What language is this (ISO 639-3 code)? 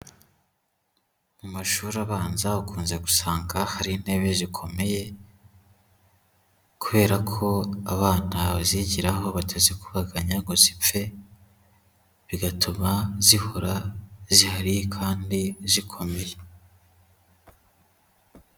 kin